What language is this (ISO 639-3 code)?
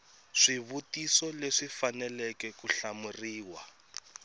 tso